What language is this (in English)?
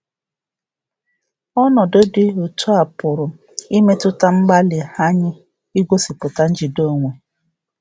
Igbo